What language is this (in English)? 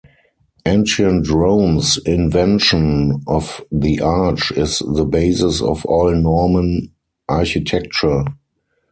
English